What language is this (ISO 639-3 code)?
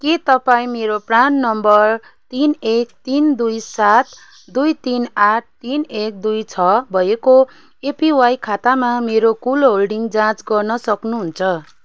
nep